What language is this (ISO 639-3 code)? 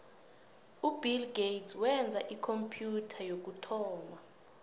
nbl